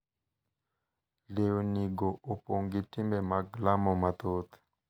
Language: Luo (Kenya and Tanzania)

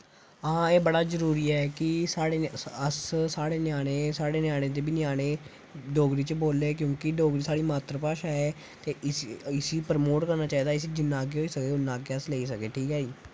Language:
Dogri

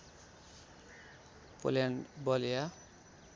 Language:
Nepali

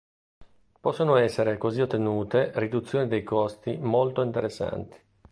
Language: Italian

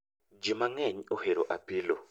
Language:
Luo (Kenya and Tanzania)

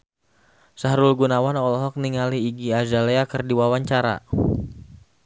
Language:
Sundanese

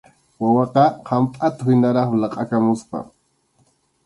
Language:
Arequipa-La Unión Quechua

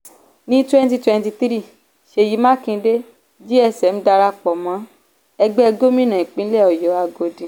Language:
Yoruba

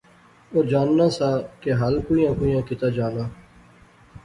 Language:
Pahari-Potwari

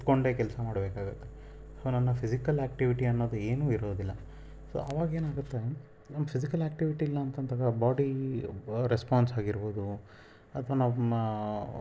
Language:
Kannada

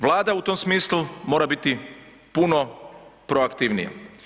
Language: Croatian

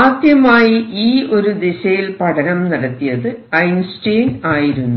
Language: Malayalam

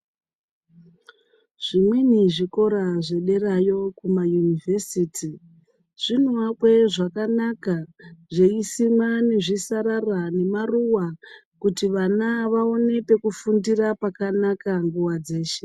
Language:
Ndau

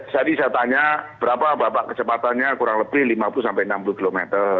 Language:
Indonesian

